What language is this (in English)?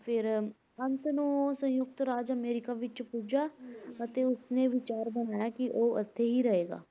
Punjabi